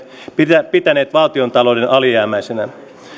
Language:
Finnish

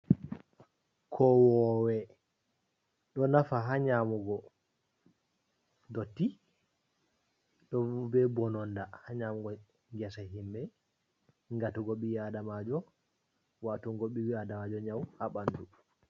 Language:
Fula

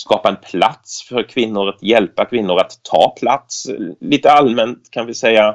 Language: Swedish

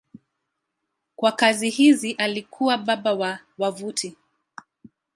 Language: Swahili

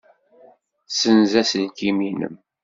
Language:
Kabyle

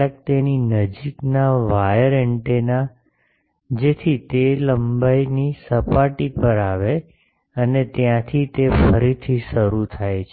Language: Gujarati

